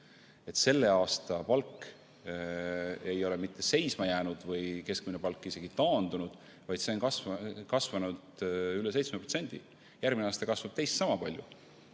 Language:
Estonian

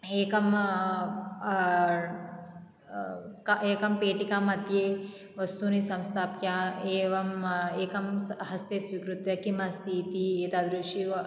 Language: Sanskrit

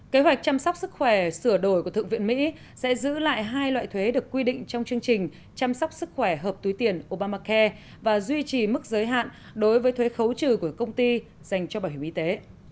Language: Vietnamese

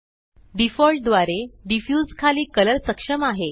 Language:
Marathi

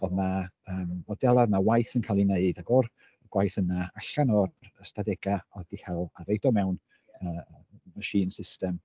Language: Welsh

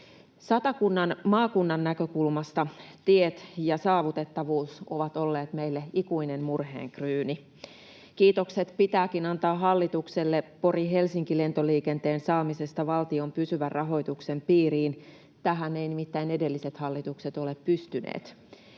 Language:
Finnish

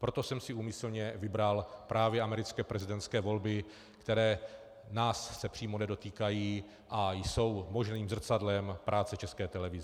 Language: Czech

